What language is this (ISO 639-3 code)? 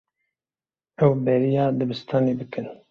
kur